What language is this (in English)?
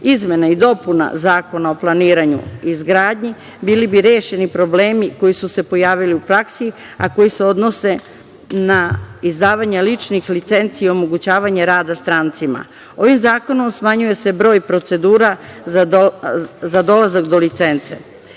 Serbian